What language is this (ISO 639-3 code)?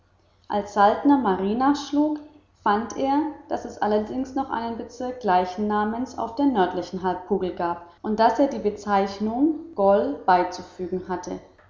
deu